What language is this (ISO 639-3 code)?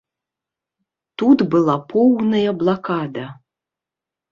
bel